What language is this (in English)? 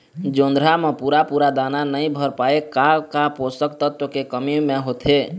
Chhattisgarhi